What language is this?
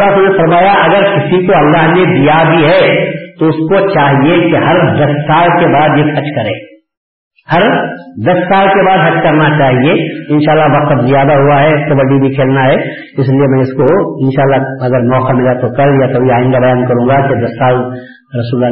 Urdu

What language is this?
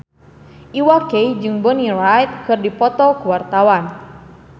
Sundanese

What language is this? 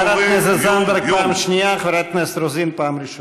Hebrew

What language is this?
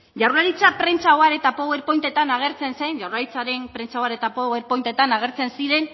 Basque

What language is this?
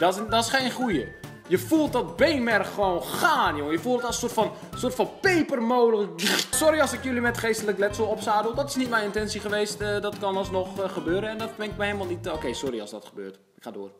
Dutch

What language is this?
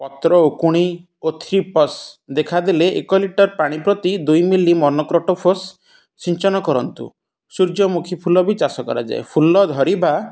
Odia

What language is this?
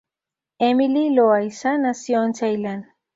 Spanish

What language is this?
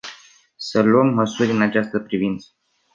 Romanian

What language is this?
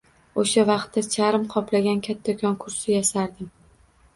Uzbek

